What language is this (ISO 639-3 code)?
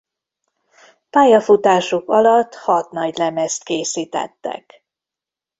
hun